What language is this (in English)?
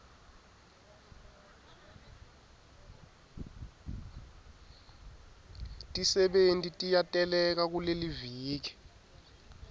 Swati